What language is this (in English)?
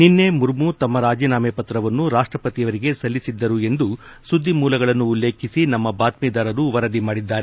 Kannada